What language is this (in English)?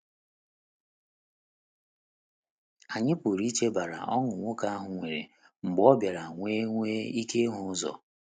Igbo